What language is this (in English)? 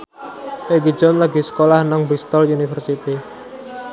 Javanese